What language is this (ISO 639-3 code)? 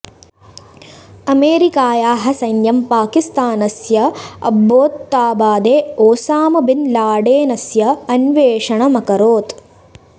san